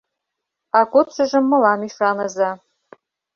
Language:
Mari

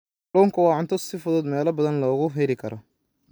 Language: Somali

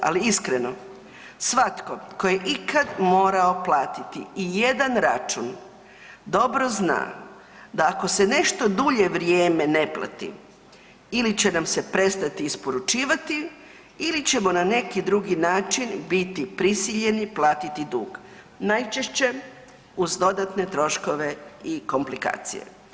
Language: Croatian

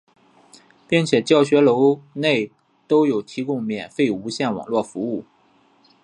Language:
Chinese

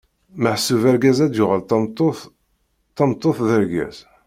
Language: Kabyle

